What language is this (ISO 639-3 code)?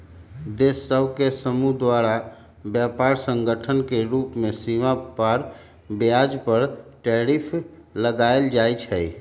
mag